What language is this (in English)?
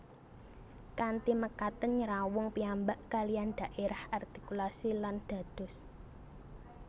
Javanese